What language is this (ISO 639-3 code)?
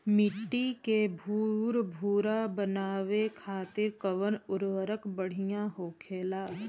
bho